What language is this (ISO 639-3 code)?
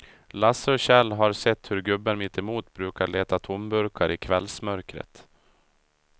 swe